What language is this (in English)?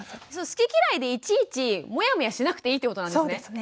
Japanese